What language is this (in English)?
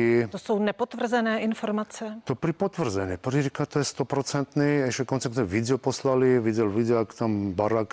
Czech